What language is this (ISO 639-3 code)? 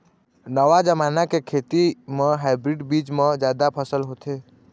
hne